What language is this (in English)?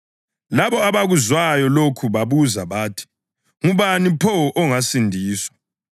North Ndebele